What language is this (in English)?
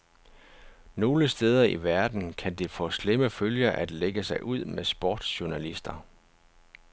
Danish